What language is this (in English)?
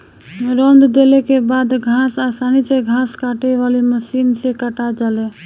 Bhojpuri